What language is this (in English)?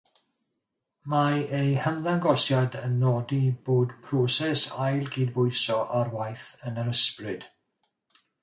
Welsh